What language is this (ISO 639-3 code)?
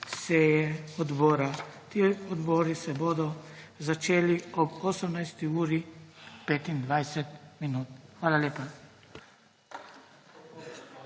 slv